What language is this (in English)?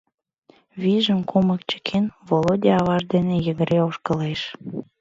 Mari